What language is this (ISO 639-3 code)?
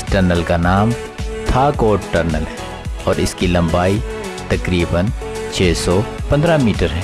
urd